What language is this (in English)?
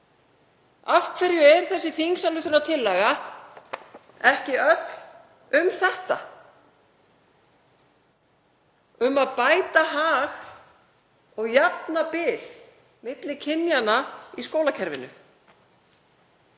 Icelandic